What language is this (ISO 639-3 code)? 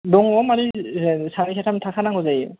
brx